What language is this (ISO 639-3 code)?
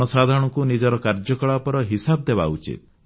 ori